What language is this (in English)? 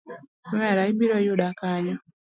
Luo (Kenya and Tanzania)